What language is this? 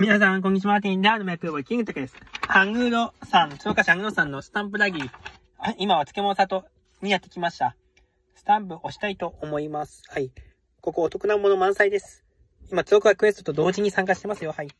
Japanese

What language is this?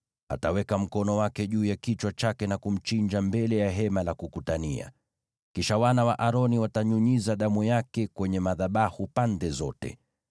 Swahili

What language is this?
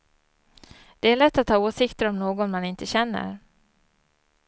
Swedish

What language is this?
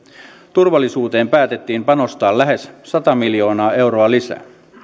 Finnish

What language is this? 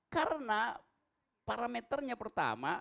Indonesian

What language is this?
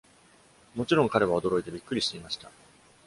Japanese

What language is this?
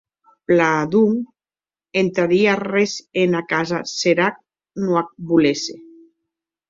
Occitan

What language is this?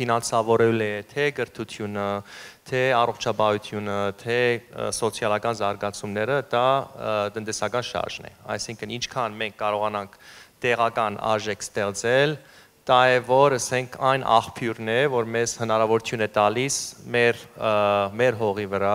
German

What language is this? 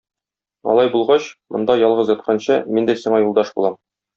Tatar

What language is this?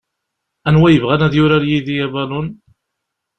Kabyle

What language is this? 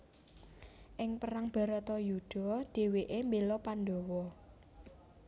Javanese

